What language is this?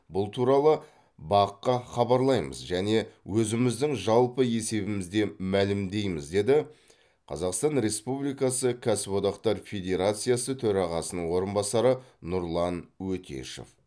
Kazakh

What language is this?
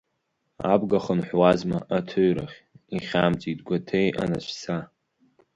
Abkhazian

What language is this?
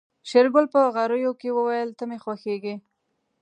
Pashto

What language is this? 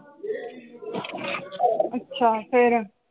Punjabi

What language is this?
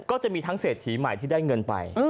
Thai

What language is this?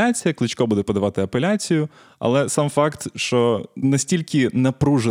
Ukrainian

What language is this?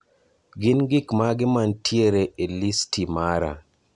Luo (Kenya and Tanzania)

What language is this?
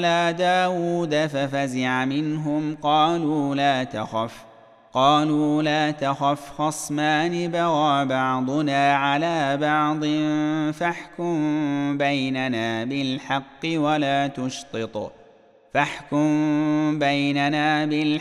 Arabic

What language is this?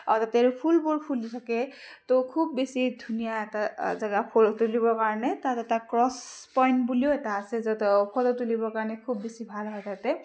Assamese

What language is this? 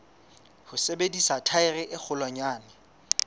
Southern Sotho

